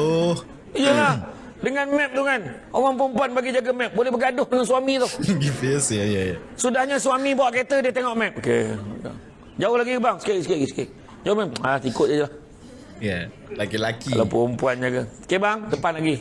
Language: Malay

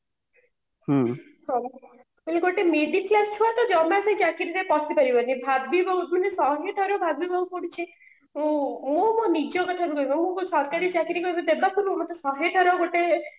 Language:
Odia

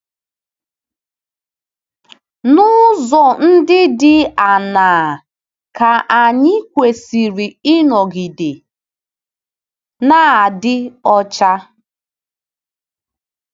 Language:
Igbo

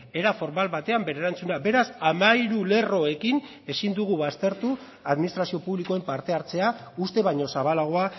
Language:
Basque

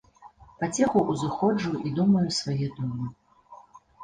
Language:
Belarusian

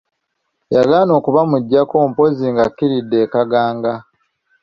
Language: Ganda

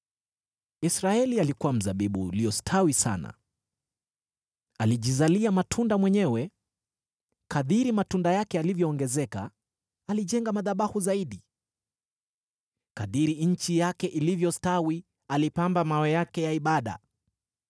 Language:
Swahili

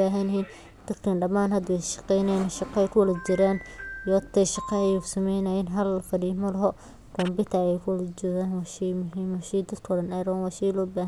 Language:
Somali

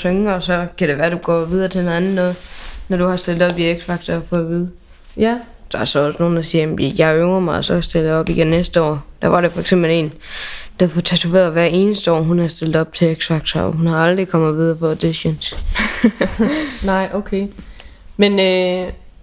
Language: Danish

